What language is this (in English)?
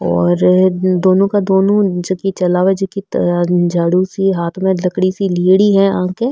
Marwari